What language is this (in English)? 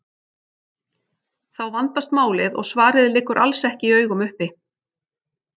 Icelandic